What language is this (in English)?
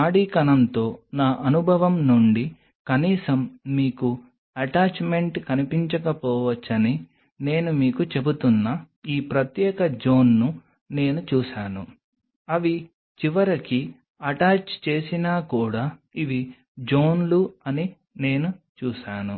Telugu